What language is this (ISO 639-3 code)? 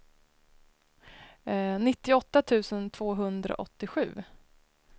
swe